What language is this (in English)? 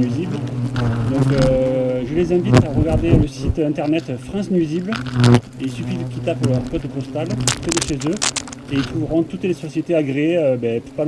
French